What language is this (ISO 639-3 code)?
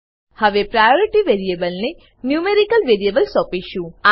guj